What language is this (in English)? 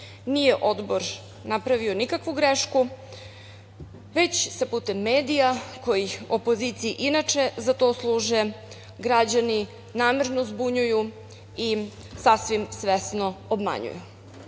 Serbian